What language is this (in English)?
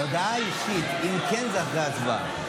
Hebrew